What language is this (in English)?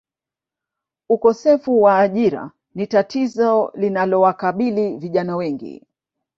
Swahili